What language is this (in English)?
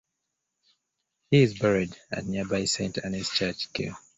English